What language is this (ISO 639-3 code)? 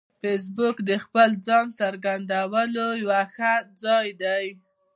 pus